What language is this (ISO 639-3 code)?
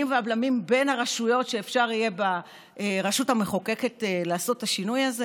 heb